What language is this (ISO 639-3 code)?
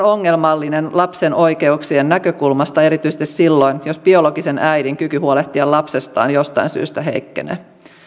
fin